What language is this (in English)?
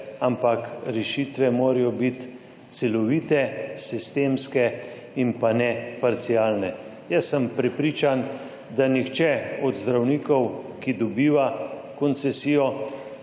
Slovenian